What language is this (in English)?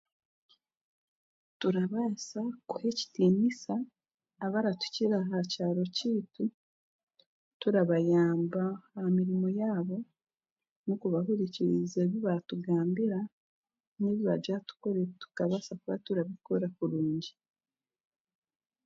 Chiga